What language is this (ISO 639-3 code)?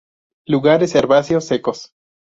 spa